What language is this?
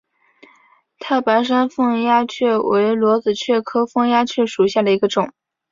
Chinese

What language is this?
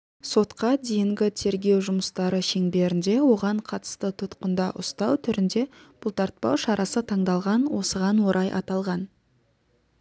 Kazakh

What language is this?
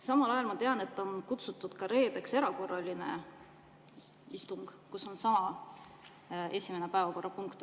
Estonian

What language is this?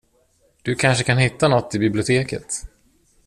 Swedish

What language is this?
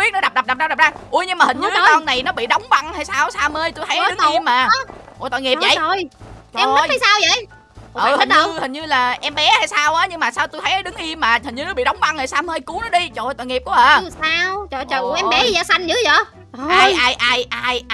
Vietnamese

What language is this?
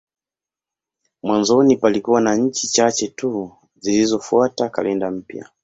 Swahili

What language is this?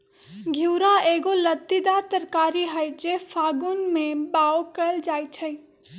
Magahi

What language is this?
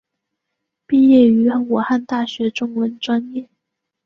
Chinese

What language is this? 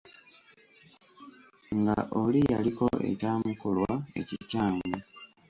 Ganda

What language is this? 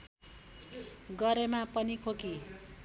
Nepali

